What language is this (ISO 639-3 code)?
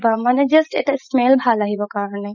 asm